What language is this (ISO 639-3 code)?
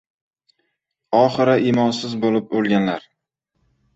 uzb